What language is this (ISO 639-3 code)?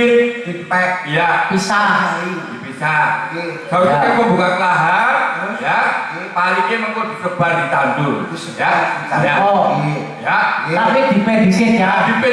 ind